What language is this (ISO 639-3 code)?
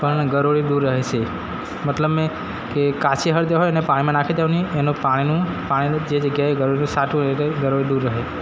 guj